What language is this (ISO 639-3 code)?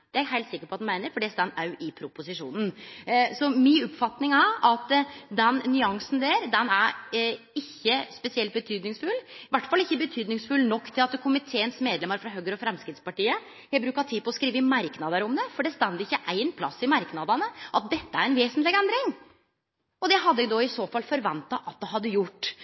nno